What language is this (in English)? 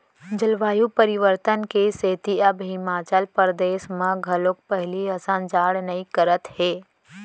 Chhattisgarhi